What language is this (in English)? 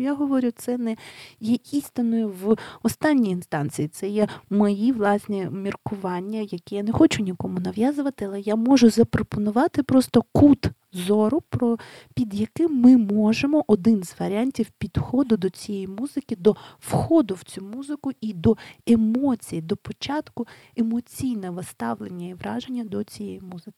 Ukrainian